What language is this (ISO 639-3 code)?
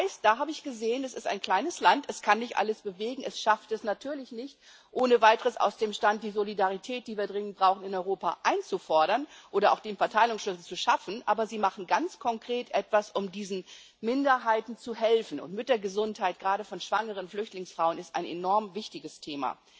deu